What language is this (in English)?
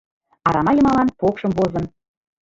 Mari